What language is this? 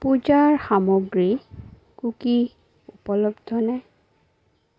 Assamese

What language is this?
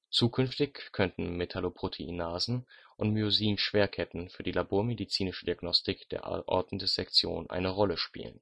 German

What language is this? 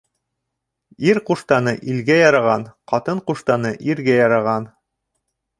Bashkir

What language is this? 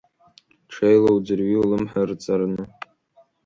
Abkhazian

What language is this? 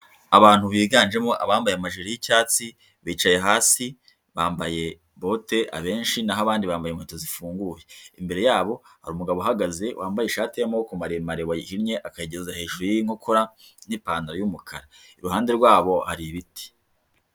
Kinyarwanda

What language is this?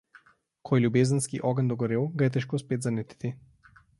Slovenian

